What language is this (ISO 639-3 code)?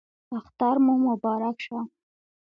pus